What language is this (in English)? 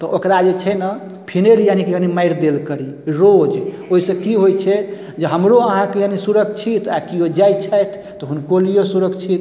Maithili